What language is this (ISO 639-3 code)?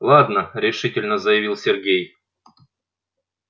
rus